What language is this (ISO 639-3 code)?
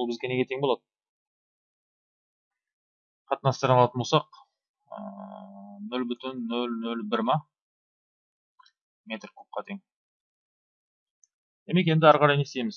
tur